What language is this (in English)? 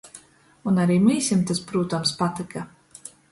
Latgalian